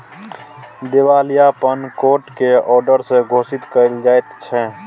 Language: Maithili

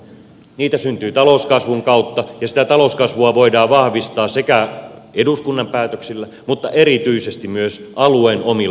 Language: Finnish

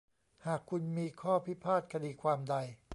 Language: Thai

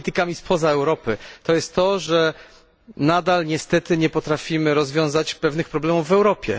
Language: Polish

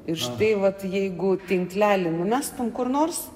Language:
Lithuanian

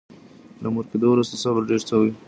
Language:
Pashto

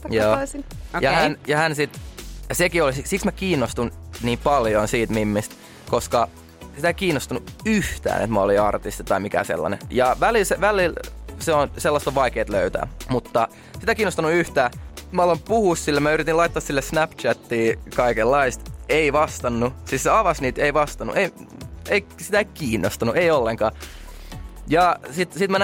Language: Finnish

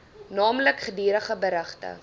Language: Afrikaans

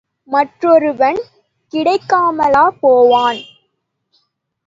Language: Tamil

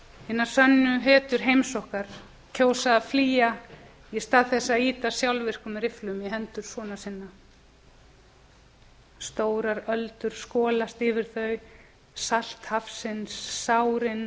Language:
Icelandic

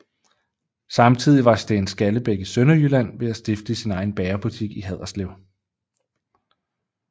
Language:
Danish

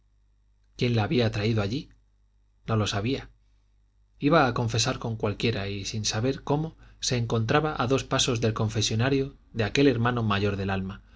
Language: Spanish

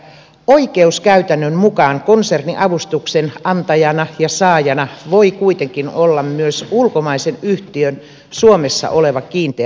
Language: Finnish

